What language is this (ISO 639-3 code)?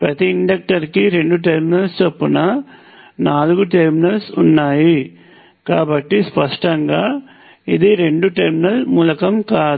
tel